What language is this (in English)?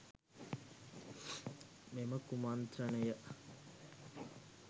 Sinhala